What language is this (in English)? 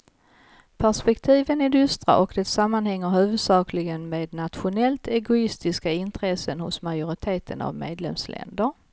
Swedish